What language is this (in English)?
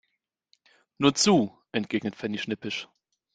German